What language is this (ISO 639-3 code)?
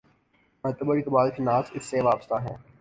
urd